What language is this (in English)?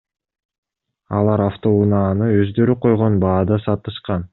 Kyrgyz